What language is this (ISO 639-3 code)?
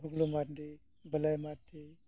sat